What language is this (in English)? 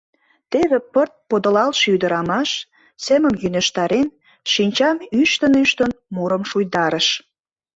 Mari